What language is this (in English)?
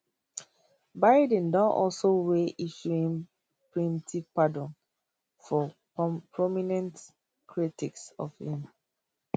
Nigerian Pidgin